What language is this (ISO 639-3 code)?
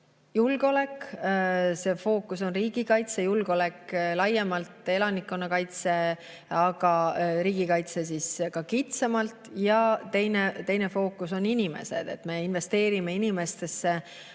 est